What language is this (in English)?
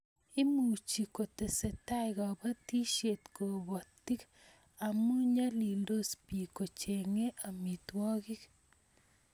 Kalenjin